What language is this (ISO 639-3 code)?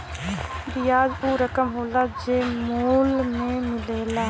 bho